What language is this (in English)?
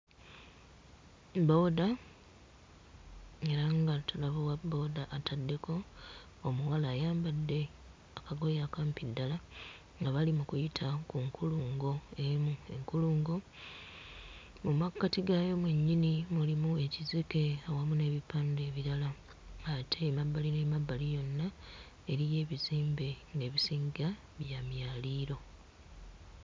Ganda